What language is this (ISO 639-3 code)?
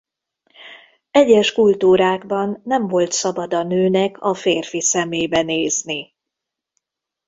hun